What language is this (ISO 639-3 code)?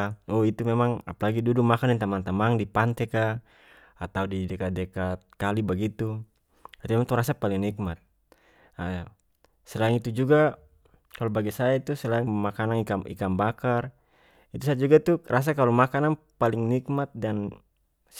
max